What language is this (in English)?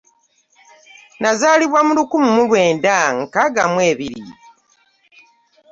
Ganda